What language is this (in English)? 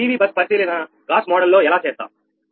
Telugu